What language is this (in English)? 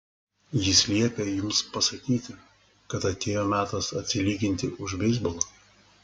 Lithuanian